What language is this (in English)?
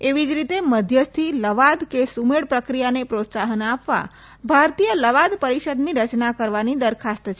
Gujarati